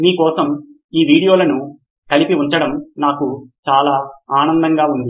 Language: Telugu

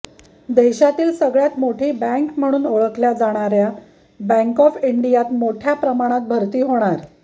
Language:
Marathi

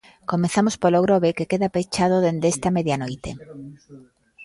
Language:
Galician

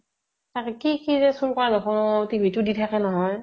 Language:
Assamese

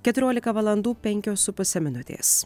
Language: Lithuanian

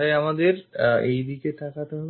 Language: Bangla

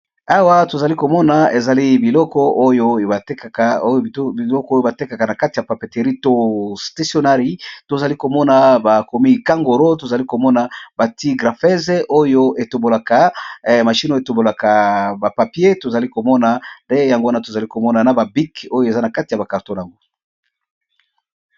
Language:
Lingala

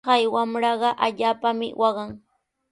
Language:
Sihuas Ancash Quechua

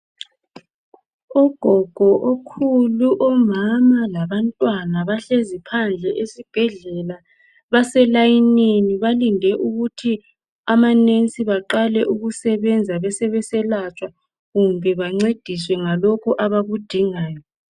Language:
North Ndebele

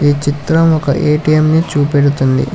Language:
Telugu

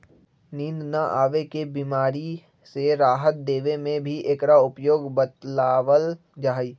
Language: Magahi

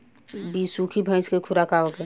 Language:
Bhojpuri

